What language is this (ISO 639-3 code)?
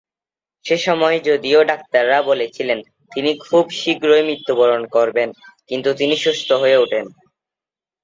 ben